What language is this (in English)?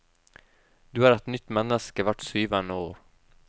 Norwegian